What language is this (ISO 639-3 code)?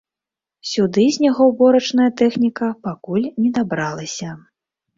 bel